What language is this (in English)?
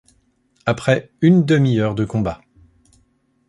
French